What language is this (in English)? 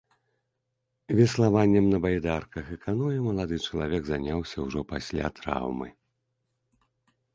Belarusian